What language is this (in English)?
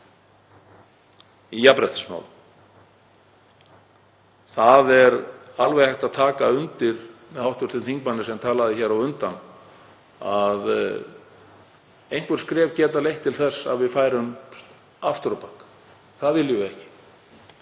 Icelandic